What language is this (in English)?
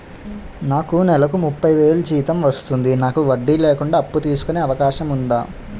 Telugu